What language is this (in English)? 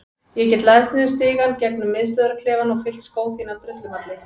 Icelandic